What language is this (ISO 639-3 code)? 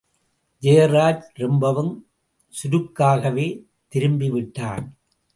tam